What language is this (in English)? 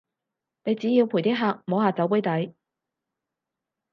Cantonese